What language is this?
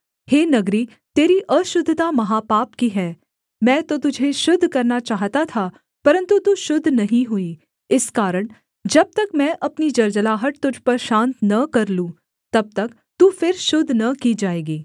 Hindi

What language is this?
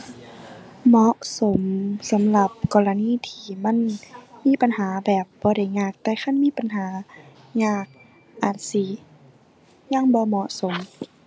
Thai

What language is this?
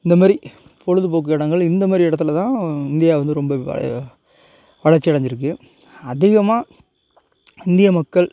Tamil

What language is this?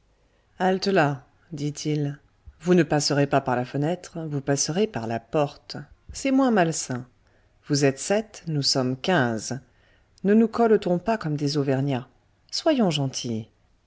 French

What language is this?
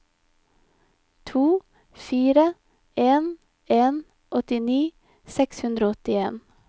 Norwegian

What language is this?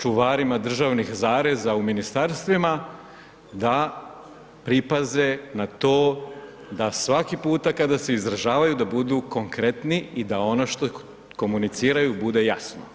Croatian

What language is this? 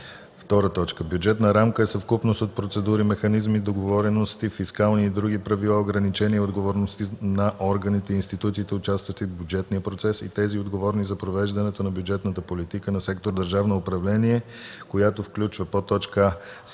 Bulgarian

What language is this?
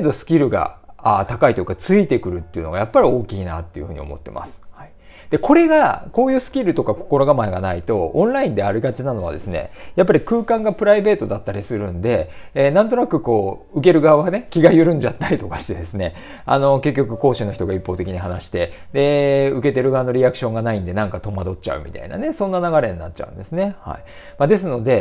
Japanese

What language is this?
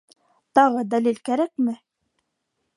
Bashkir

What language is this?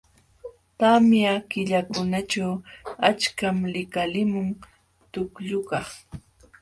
Jauja Wanca Quechua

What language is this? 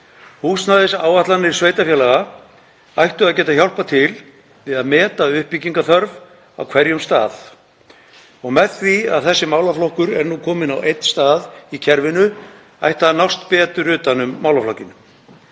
Icelandic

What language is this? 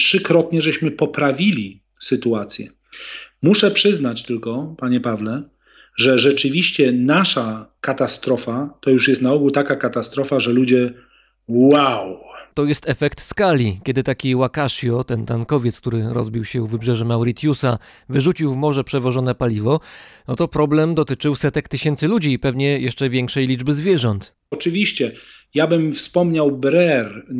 Polish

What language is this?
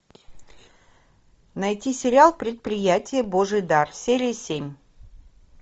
Russian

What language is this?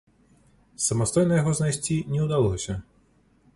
Belarusian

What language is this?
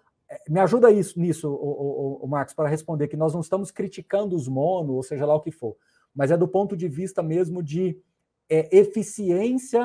Portuguese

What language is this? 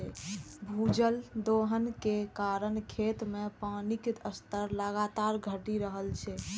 Maithili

